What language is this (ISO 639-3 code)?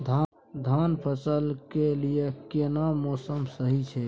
mai